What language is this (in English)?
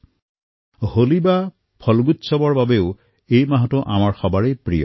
Assamese